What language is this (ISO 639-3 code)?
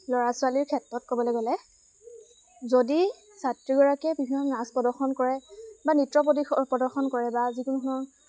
asm